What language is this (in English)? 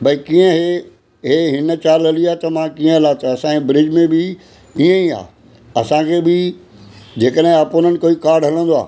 Sindhi